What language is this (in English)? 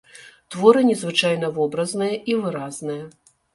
Belarusian